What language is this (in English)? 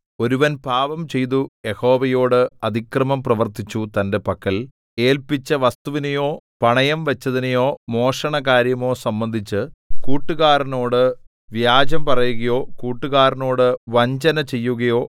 Malayalam